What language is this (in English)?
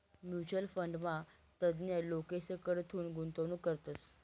Marathi